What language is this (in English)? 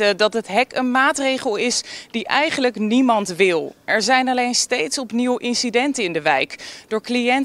Dutch